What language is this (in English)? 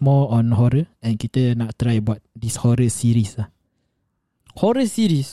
Malay